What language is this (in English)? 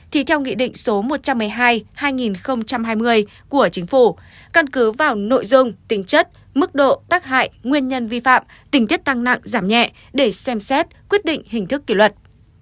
Vietnamese